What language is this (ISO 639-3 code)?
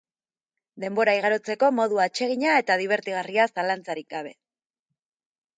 eus